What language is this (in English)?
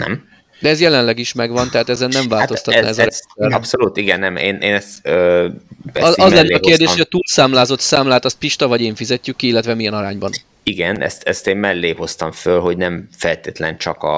Hungarian